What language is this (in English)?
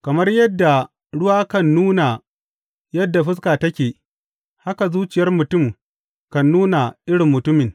Hausa